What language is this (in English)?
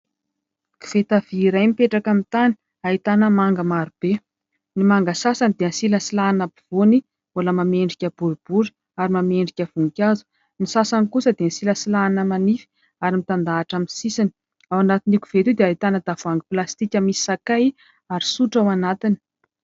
Malagasy